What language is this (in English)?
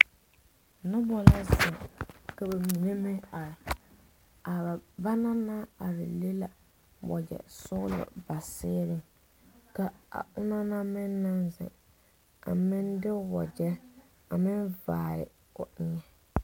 Southern Dagaare